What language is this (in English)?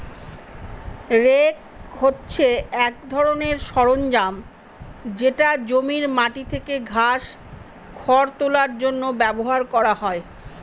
Bangla